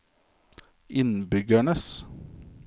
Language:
Norwegian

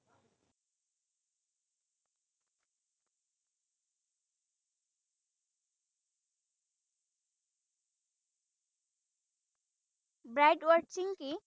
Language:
Assamese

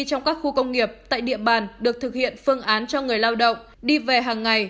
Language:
Vietnamese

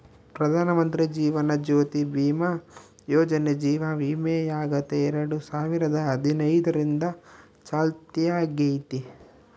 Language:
Kannada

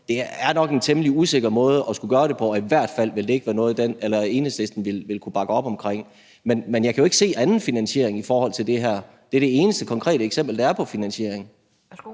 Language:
Danish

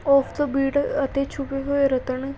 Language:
Punjabi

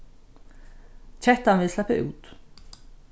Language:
Faroese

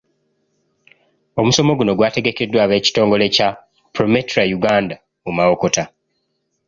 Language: Ganda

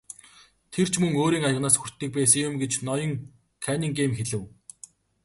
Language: Mongolian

